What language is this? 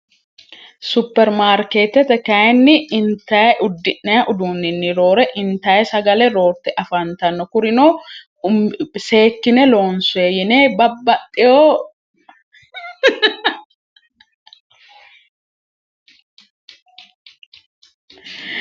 Sidamo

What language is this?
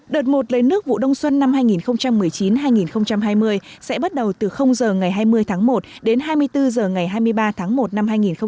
Vietnamese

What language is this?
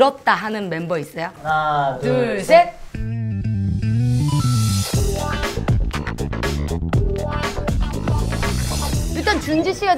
Korean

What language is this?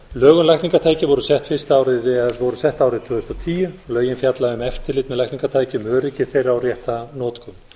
Icelandic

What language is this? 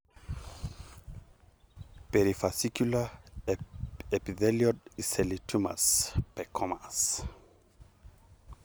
Masai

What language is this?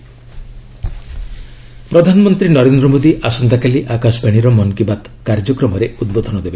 Odia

